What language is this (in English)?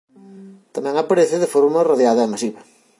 Galician